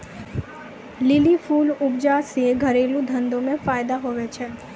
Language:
Maithili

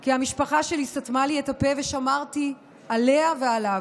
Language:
Hebrew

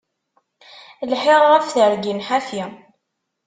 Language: Kabyle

